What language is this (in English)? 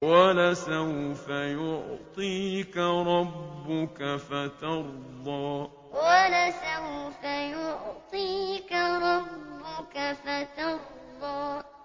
Arabic